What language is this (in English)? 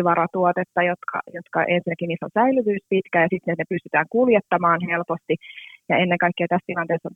Finnish